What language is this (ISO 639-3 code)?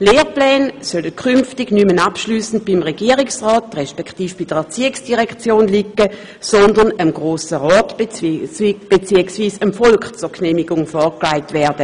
gsw